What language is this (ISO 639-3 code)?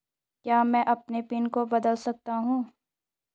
hin